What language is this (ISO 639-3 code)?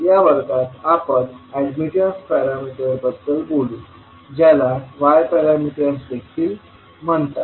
mar